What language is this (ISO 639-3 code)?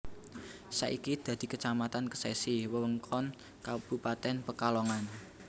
jav